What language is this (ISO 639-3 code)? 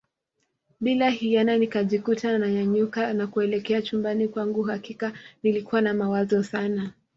swa